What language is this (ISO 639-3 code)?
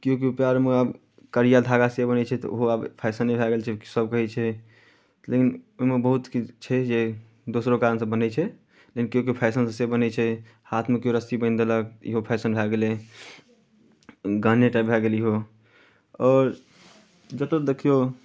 mai